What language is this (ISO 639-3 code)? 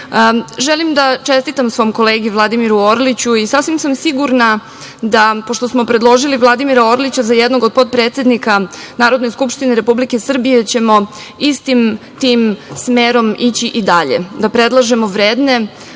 srp